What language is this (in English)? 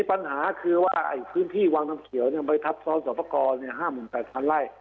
Thai